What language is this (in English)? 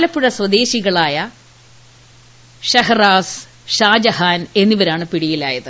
Malayalam